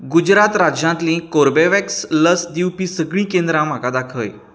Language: Konkani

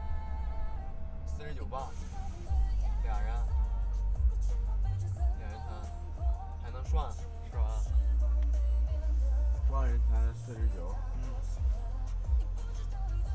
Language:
Chinese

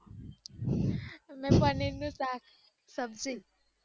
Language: Gujarati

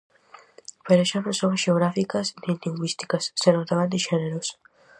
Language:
Galician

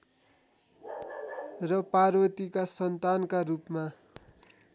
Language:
Nepali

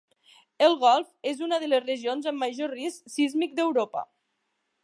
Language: Catalan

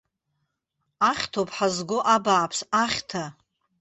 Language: Abkhazian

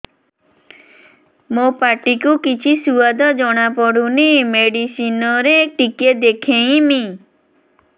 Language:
Odia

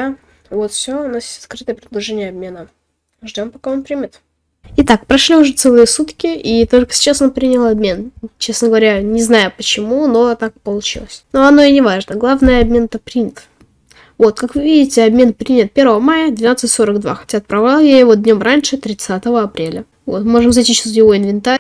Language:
Russian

